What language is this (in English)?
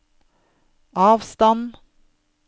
Norwegian